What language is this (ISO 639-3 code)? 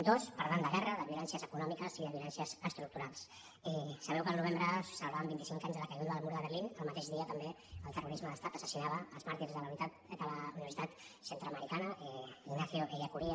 cat